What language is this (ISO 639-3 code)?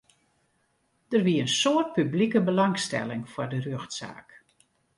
fry